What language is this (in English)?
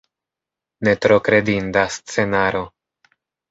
Esperanto